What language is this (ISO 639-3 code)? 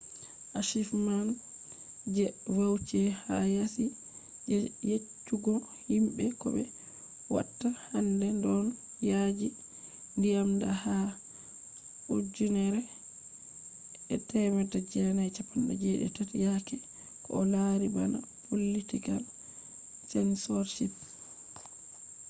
ful